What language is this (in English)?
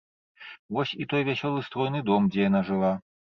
Belarusian